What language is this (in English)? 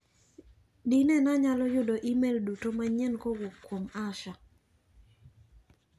Luo (Kenya and Tanzania)